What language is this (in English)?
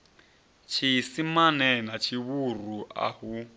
Venda